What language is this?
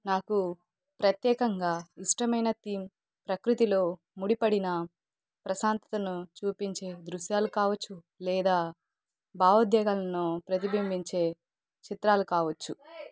Telugu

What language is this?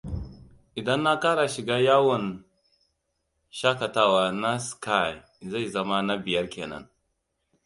Hausa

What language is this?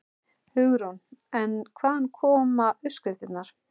Icelandic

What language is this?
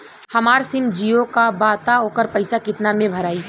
Bhojpuri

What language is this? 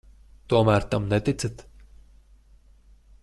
Latvian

